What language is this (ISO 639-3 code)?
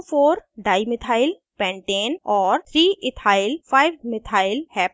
hin